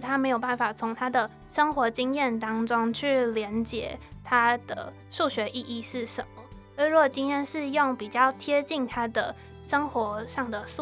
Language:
Chinese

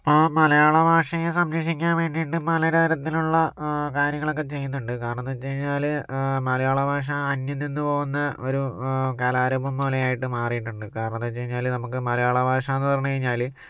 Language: Malayalam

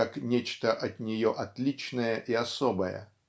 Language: Russian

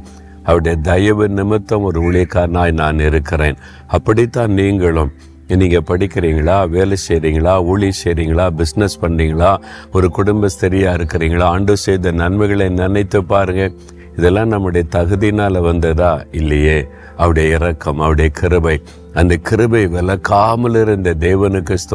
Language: Tamil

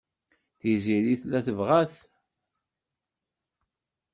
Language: Kabyle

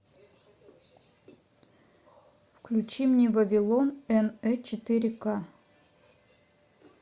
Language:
Russian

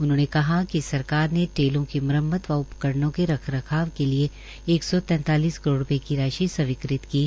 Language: Hindi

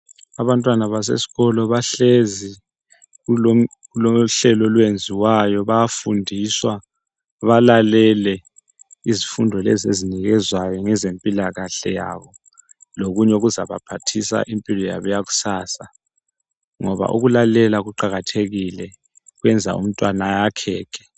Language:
North Ndebele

